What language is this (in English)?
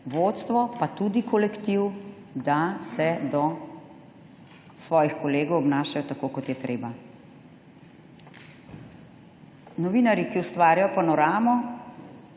Slovenian